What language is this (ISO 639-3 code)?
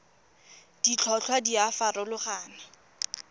tsn